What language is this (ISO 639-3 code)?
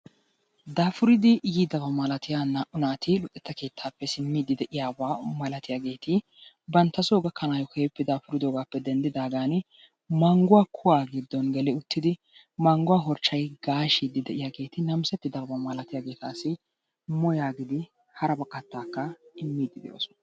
wal